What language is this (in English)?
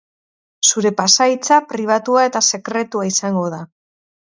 Basque